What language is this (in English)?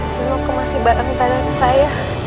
Indonesian